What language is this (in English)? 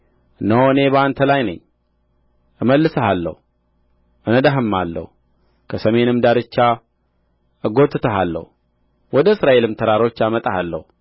Amharic